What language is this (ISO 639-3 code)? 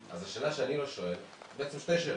heb